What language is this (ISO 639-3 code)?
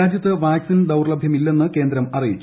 mal